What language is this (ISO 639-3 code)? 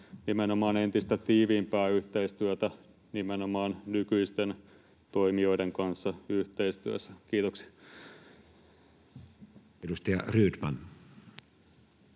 fin